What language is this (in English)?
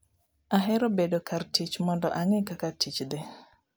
Luo (Kenya and Tanzania)